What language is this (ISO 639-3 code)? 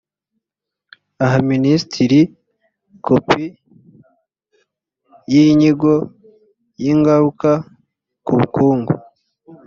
kin